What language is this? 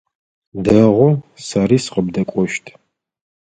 Adyghe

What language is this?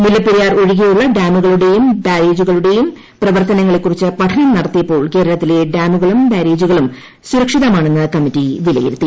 Malayalam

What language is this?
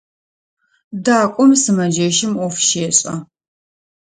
Adyghe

